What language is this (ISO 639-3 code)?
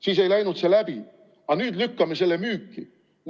est